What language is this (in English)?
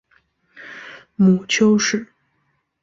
Chinese